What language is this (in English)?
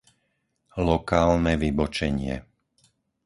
Slovak